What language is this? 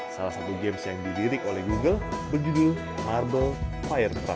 Indonesian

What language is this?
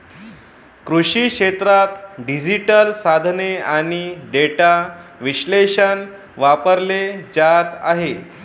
Marathi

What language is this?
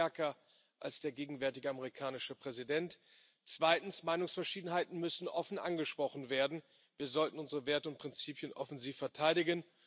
German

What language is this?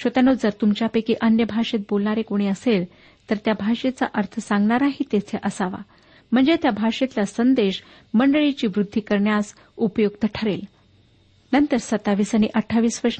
Marathi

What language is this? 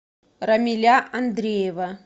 Russian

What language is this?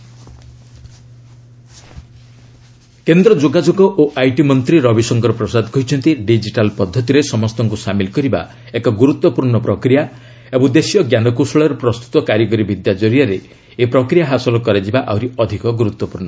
Odia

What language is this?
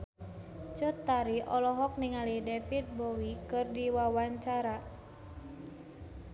Sundanese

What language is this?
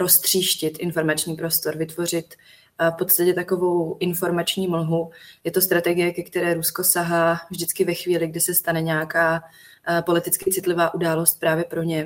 Czech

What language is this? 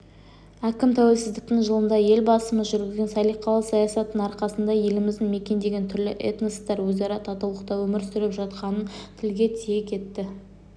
Kazakh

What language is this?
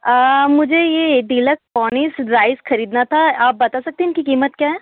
Hindi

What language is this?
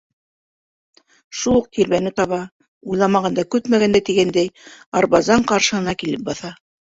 Bashkir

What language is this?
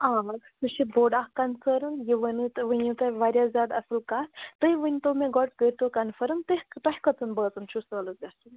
Kashmiri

